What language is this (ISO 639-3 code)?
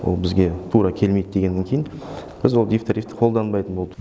kaz